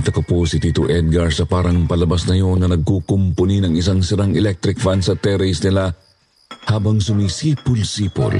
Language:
Filipino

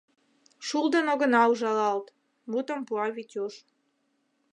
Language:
Mari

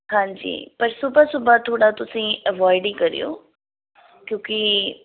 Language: Punjabi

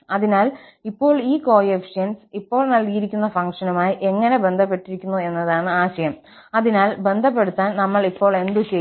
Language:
Malayalam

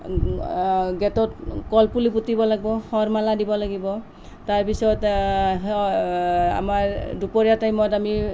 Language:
Assamese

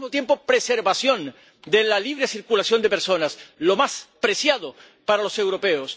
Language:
Spanish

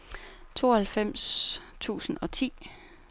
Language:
Danish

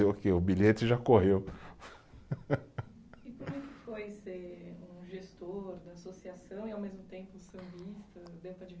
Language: Portuguese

